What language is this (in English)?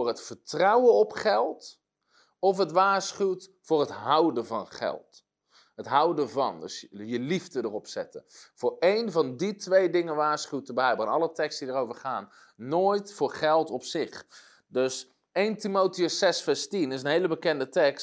Dutch